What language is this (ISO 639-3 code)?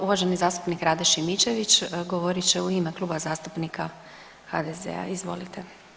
hrv